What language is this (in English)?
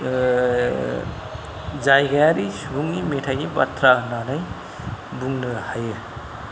Bodo